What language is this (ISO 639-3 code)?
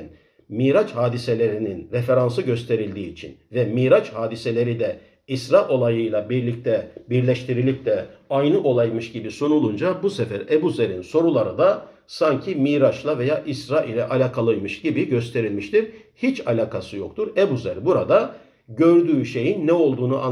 tur